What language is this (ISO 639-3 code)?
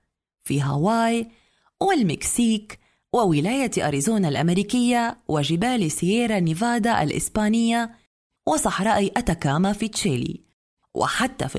ara